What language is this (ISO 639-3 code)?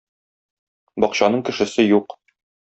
tat